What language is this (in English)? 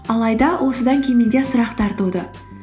Kazakh